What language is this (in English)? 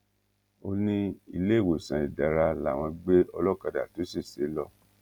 Yoruba